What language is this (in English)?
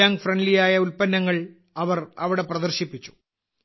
Malayalam